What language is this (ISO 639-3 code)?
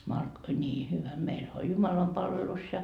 fin